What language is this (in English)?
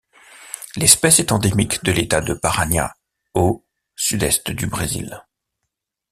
French